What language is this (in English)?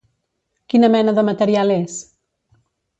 Catalan